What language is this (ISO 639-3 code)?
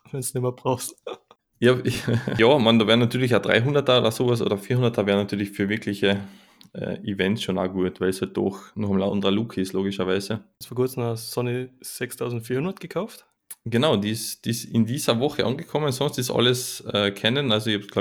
deu